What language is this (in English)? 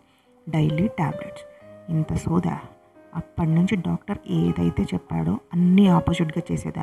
Telugu